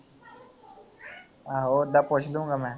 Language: Punjabi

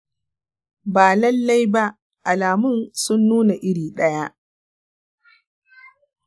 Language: Hausa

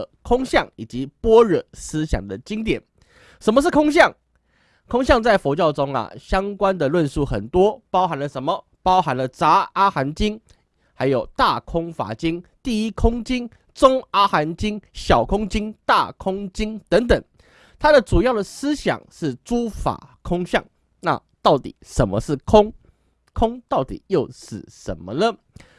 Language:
Chinese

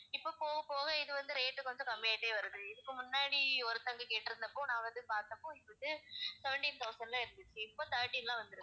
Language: Tamil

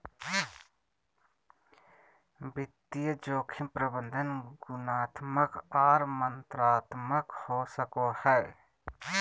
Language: Magahi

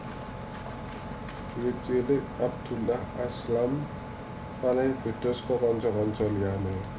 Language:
Javanese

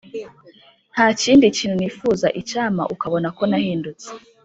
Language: Kinyarwanda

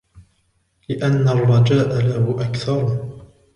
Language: Arabic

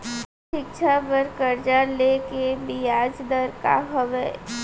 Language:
Chhattisgarhi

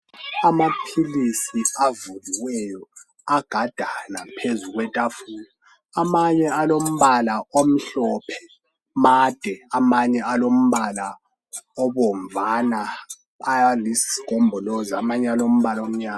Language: North Ndebele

